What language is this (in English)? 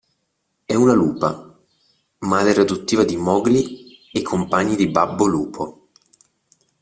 Italian